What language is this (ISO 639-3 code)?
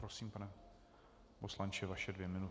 ces